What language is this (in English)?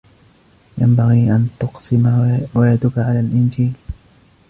Arabic